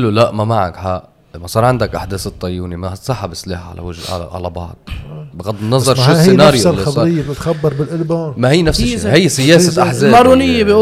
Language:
Arabic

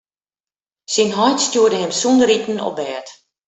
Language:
Western Frisian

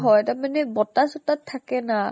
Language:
Assamese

